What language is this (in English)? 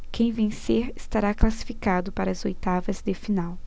Portuguese